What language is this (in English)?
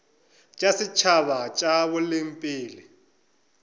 Northern Sotho